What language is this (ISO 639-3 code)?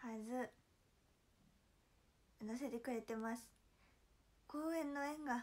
jpn